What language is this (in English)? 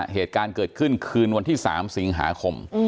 Thai